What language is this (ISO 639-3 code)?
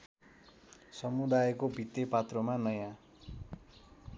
nep